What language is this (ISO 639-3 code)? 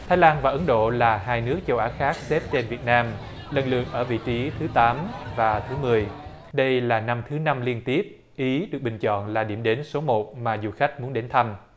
vie